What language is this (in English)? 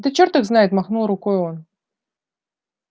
Russian